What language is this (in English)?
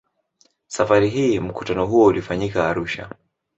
Swahili